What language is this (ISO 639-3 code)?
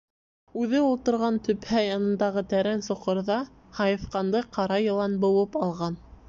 bak